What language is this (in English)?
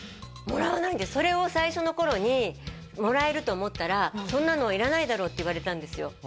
Japanese